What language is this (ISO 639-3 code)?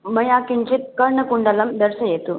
san